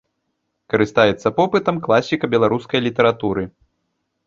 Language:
Belarusian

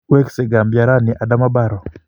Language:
Kalenjin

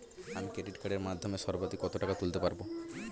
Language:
Bangla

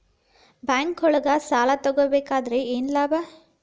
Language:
Kannada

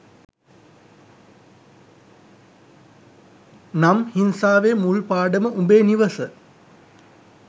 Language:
Sinhala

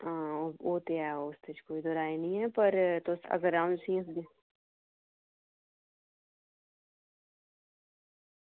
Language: Dogri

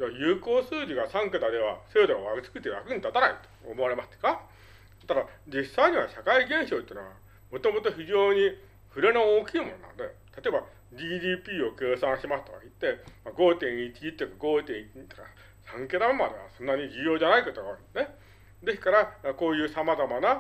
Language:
Japanese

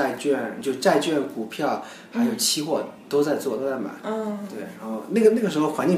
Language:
Chinese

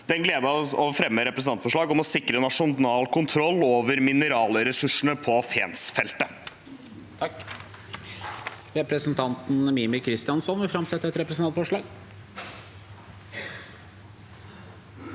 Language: Norwegian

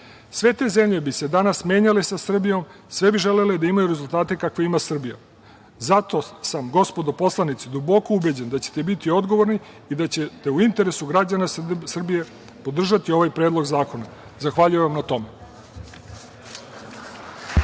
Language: Serbian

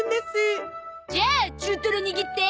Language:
Japanese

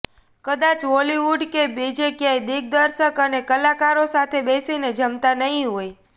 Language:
Gujarati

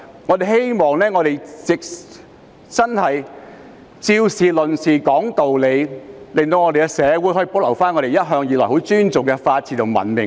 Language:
Cantonese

